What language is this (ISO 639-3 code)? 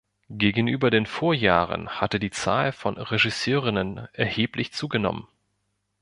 deu